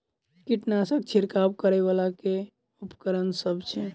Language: Maithili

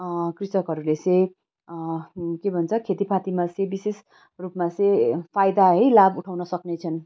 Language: Nepali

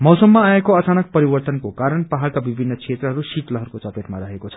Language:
Nepali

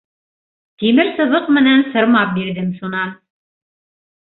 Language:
Bashkir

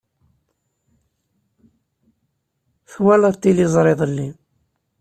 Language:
Kabyle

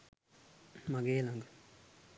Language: Sinhala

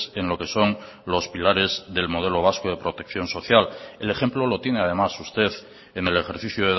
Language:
Spanish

